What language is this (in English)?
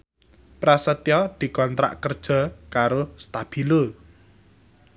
Javanese